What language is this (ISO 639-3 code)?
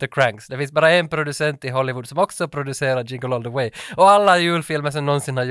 swe